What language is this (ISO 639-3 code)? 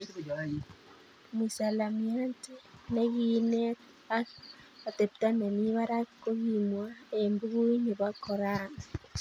kln